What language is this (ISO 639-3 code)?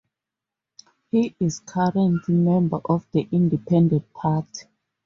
eng